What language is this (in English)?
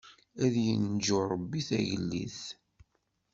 Kabyle